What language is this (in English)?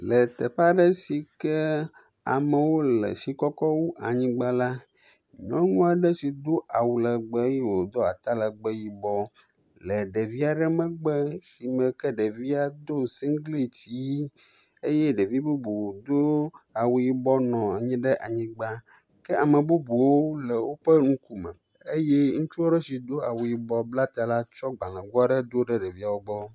Ewe